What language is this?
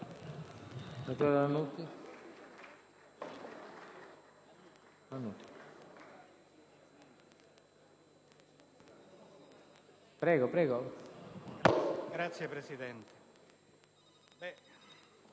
Italian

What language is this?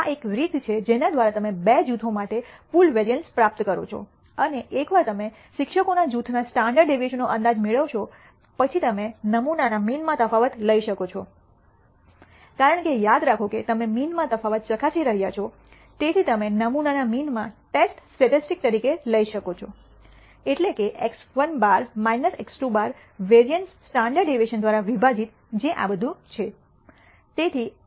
Gujarati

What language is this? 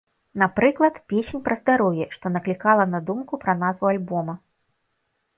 Belarusian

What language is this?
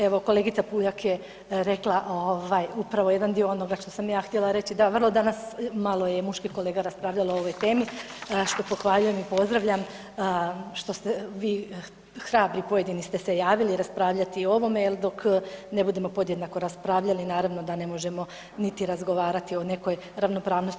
Croatian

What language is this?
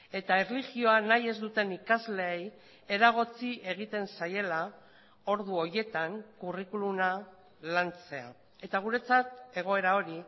Basque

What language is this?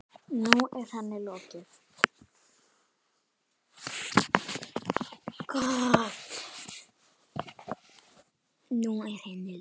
Icelandic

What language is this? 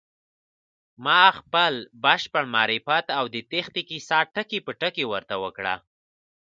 Pashto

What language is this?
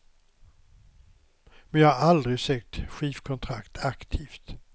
Swedish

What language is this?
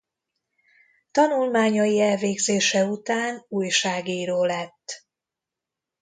Hungarian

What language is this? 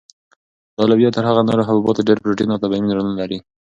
Pashto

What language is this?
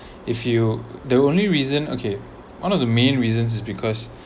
English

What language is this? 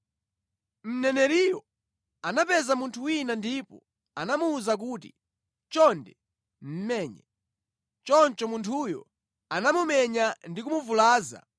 Nyanja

